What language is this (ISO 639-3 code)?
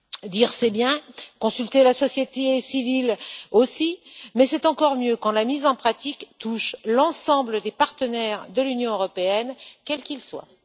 fra